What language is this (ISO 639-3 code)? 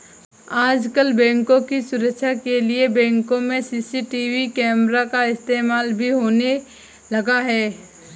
hin